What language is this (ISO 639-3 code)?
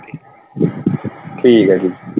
pan